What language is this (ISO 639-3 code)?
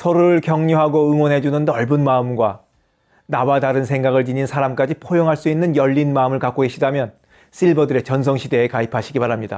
kor